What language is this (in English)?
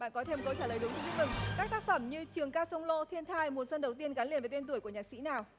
Vietnamese